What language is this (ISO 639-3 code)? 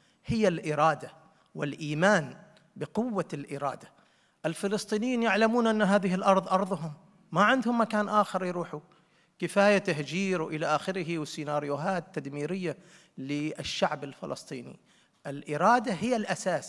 ara